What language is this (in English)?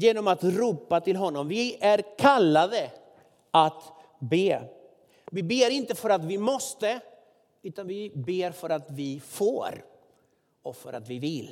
Swedish